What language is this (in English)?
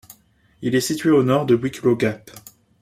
French